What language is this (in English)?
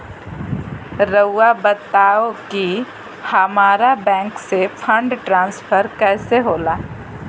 Magahi